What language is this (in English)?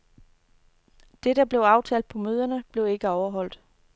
Danish